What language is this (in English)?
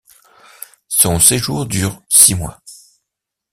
French